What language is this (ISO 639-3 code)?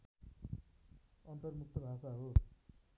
nep